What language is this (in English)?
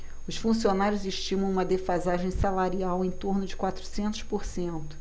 Portuguese